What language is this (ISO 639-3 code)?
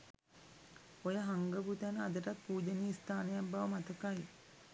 sin